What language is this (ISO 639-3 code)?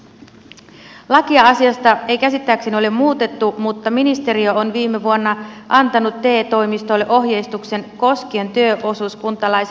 fin